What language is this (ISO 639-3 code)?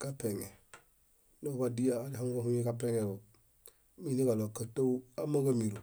bda